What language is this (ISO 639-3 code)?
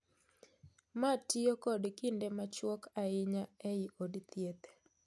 luo